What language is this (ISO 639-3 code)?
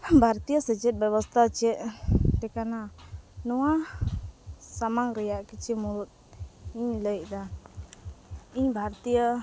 sat